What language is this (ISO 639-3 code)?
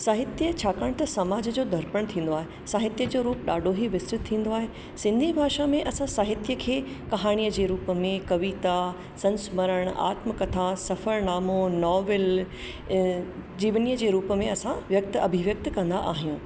snd